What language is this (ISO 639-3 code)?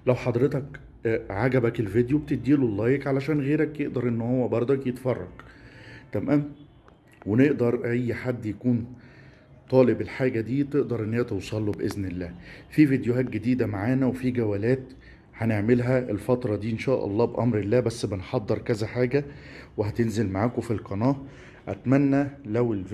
ara